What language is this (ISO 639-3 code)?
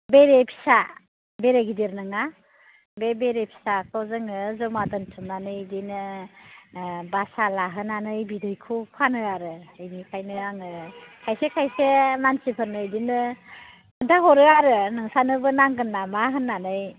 brx